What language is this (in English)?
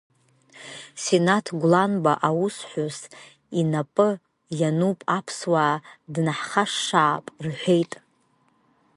Abkhazian